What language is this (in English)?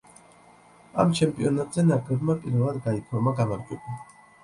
Georgian